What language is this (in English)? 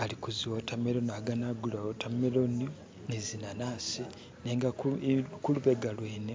Masaaba